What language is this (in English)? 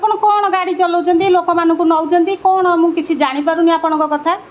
Odia